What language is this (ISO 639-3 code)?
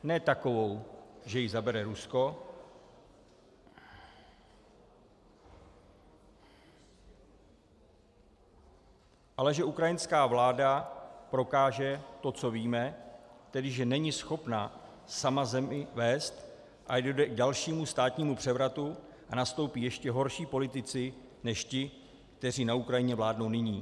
ces